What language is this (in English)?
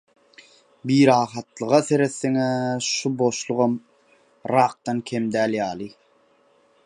Turkmen